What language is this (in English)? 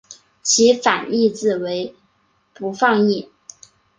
Chinese